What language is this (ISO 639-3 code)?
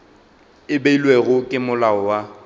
nso